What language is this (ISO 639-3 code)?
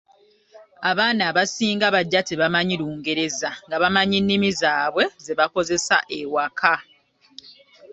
lug